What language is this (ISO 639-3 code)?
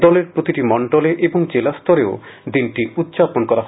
ben